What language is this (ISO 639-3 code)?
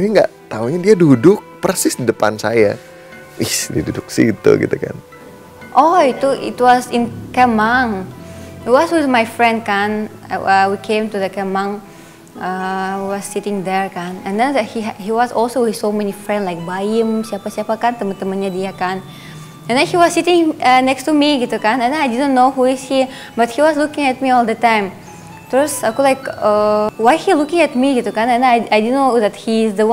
ind